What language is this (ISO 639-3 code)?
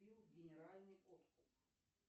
rus